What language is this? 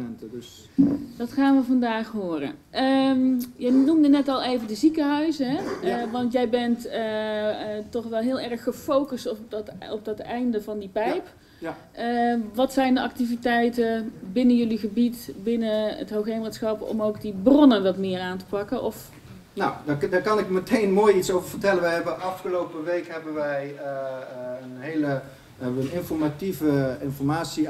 Dutch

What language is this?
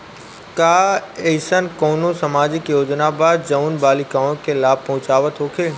Bhojpuri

